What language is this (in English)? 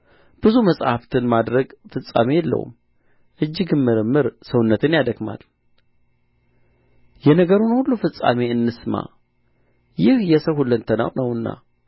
Amharic